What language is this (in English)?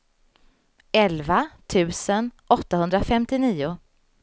Swedish